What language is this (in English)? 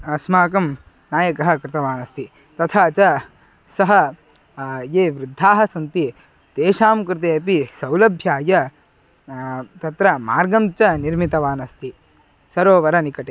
Sanskrit